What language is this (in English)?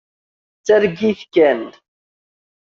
Kabyle